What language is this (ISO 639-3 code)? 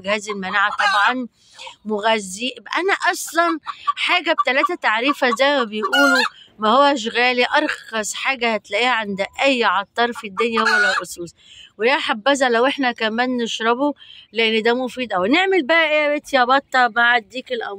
ara